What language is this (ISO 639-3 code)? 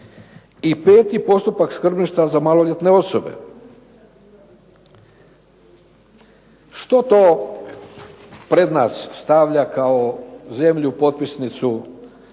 hrv